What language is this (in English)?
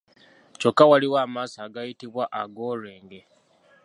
Ganda